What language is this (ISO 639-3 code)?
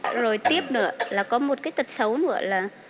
vie